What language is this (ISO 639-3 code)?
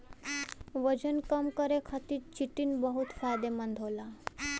bho